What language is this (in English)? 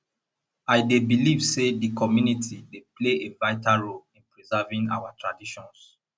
Nigerian Pidgin